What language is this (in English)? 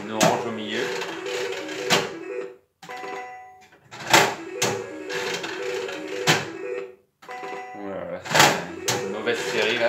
French